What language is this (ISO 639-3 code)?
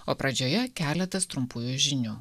lit